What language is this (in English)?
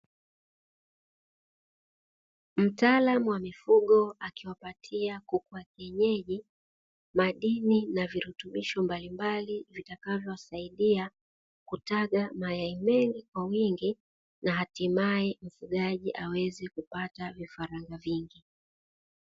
Swahili